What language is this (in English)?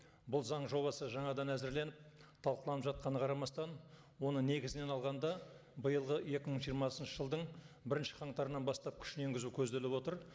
Kazakh